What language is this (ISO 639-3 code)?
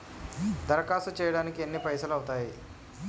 tel